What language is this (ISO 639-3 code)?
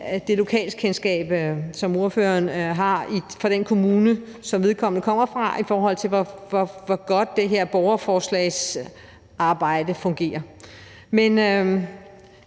dan